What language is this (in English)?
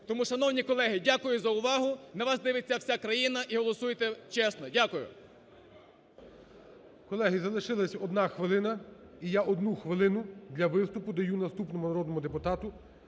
Ukrainian